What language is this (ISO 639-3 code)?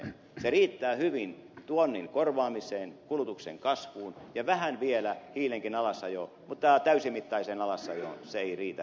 fin